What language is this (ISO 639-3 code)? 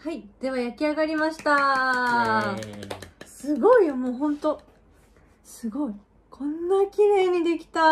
jpn